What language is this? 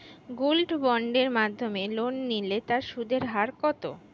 Bangla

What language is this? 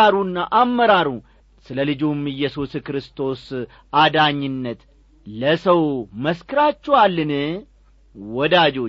Amharic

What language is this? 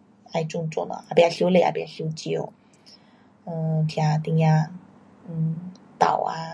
Pu-Xian Chinese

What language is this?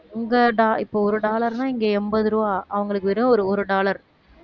Tamil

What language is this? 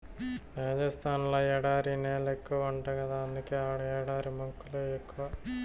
Telugu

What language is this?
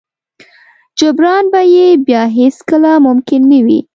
Pashto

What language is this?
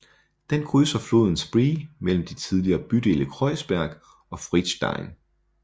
Danish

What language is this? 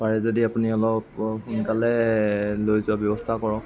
Assamese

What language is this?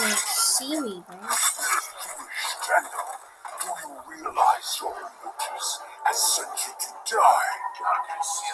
English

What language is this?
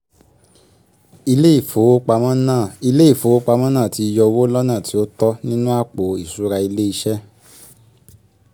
Yoruba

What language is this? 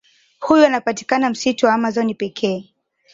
Swahili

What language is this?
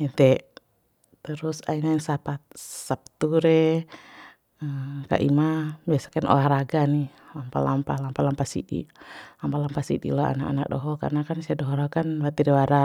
Bima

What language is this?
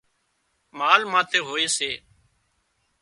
Wadiyara Koli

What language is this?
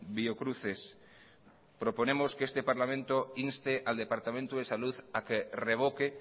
Spanish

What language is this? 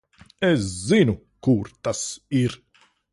Latvian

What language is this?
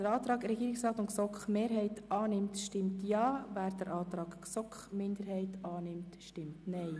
Swiss German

